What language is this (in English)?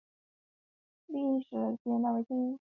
Chinese